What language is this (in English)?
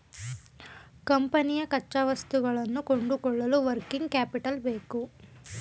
Kannada